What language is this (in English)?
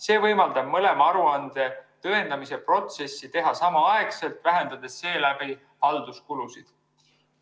Estonian